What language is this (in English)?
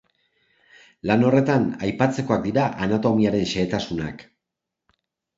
Basque